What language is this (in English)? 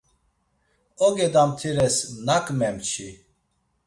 Laz